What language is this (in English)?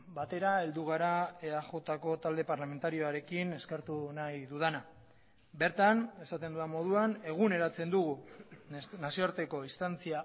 Basque